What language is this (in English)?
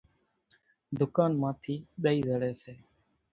Kachi Koli